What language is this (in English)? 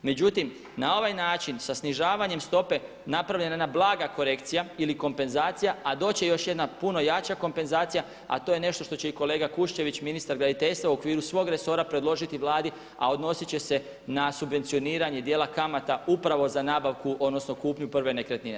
Croatian